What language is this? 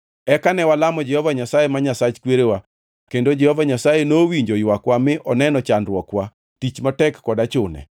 Luo (Kenya and Tanzania)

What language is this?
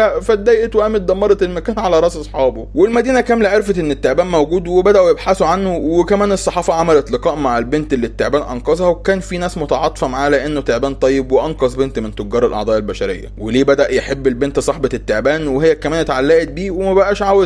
Arabic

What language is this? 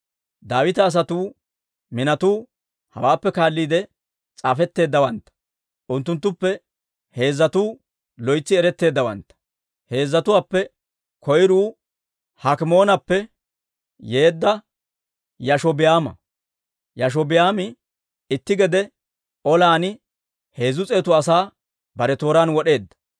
Dawro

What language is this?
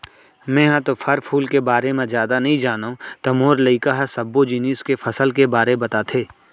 Chhattisgarhi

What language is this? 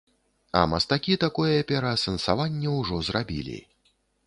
Belarusian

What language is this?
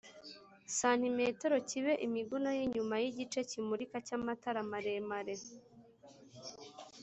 Kinyarwanda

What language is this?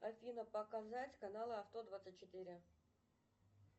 Russian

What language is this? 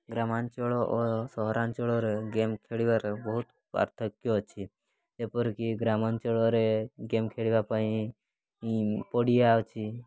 Odia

